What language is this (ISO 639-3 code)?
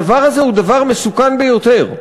heb